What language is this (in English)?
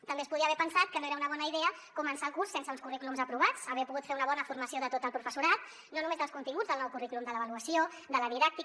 Catalan